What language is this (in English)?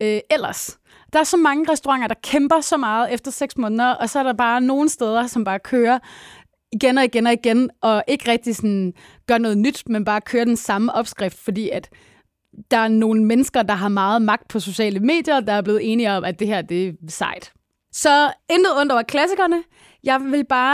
Danish